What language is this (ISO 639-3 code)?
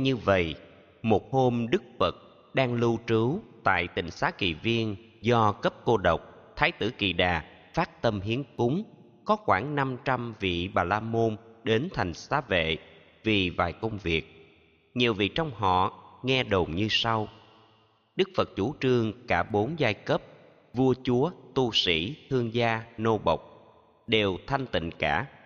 vie